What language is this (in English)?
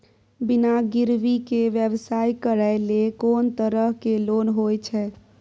Maithili